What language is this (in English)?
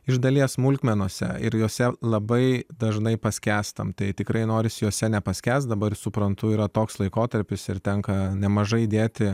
Lithuanian